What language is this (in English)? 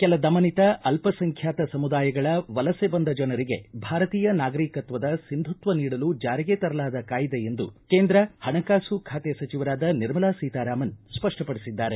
Kannada